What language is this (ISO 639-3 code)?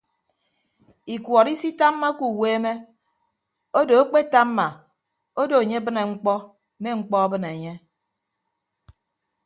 ibb